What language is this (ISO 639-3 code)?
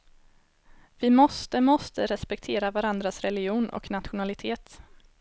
swe